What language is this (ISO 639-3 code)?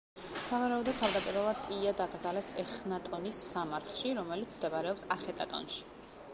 kat